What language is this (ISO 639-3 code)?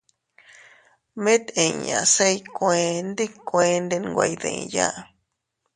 cut